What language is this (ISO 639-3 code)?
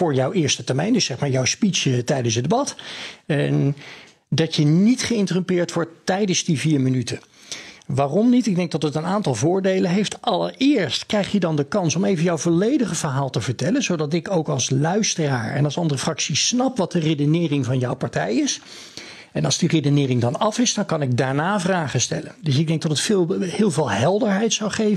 nld